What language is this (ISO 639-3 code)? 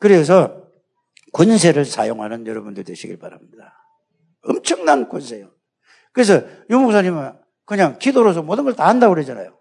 kor